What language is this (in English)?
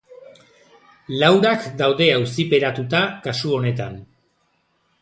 Basque